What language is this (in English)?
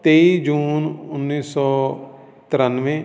Punjabi